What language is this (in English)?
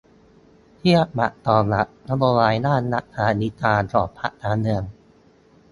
Thai